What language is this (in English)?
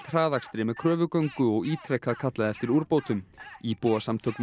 Icelandic